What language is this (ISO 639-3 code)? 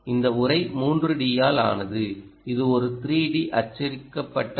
tam